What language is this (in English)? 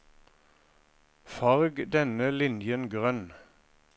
Norwegian